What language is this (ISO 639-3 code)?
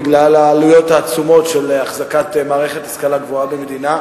heb